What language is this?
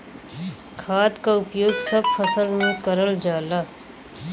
Bhojpuri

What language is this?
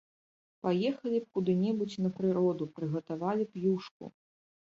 Belarusian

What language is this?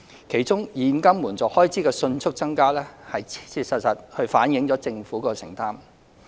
Cantonese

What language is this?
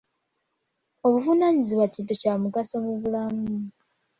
Ganda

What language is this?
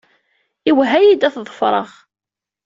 Kabyle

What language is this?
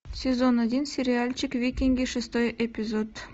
Russian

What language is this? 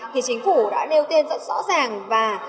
Vietnamese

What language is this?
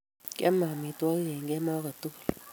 Kalenjin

